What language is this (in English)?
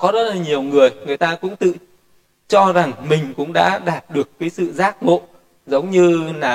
Vietnamese